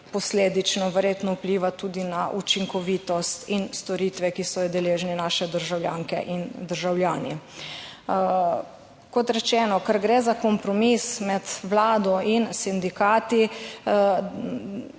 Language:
Slovenian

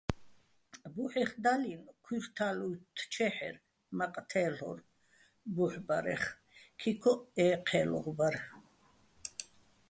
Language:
Bats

